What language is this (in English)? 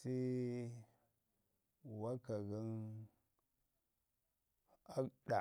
Ngizim